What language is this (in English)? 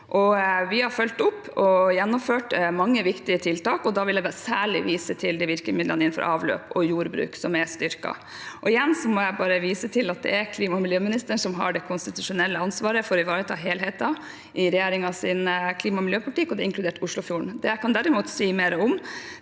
Norwegian